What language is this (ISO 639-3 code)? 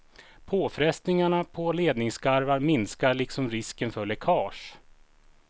swe